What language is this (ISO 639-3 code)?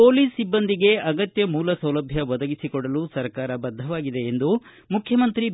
kan